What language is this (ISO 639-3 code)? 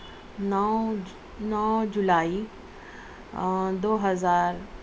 urd